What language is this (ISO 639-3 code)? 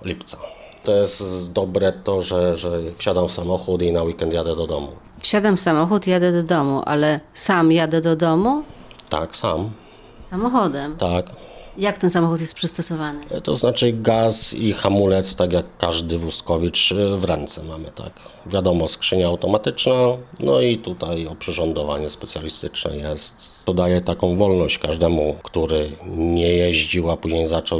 pol